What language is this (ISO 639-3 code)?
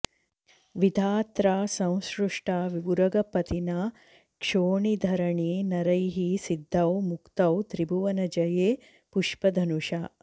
san